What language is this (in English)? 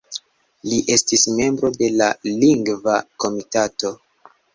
Esperanto